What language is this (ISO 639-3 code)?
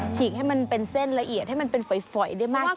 tha